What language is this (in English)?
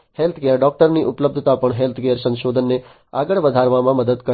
Gujarati